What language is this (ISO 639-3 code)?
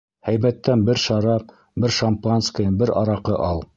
bak